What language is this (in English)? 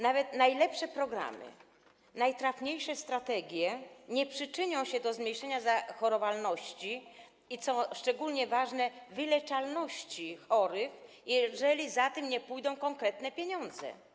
Polish